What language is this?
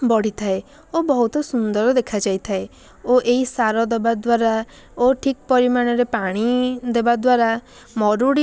Odia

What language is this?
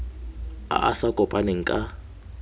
Tswana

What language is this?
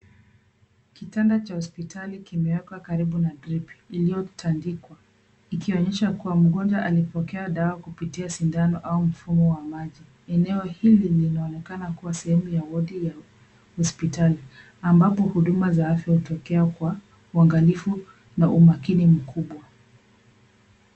Swahili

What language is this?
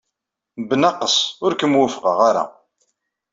Kabyle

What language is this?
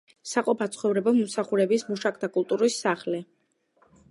Georgian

